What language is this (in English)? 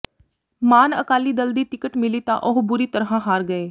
Punjabi